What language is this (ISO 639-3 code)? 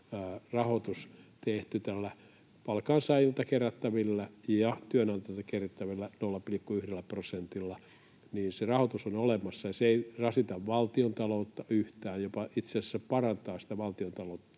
fin